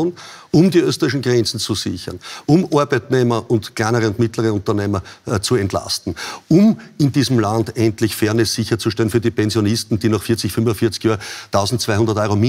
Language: German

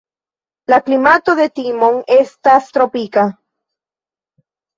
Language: Esperanto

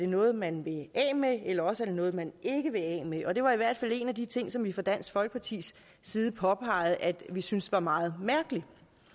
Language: Danish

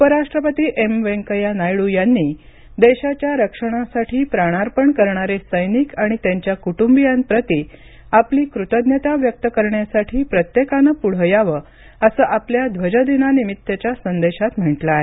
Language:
Marathi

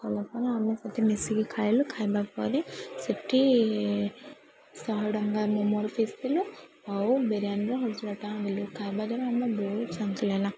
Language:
Odia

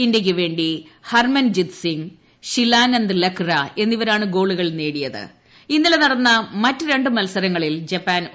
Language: Malayalam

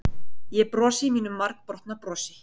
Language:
Icelandic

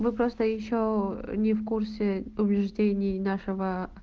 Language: Russian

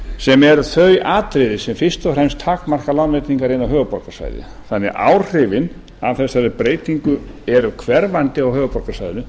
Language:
Icelandic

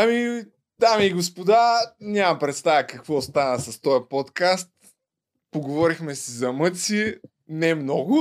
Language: Bulgarian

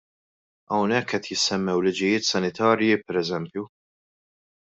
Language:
Maltese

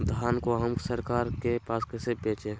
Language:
Magahi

